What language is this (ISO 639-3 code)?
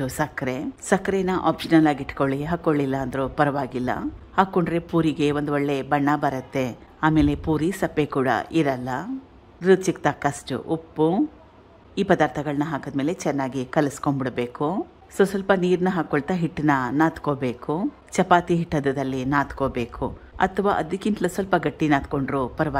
hin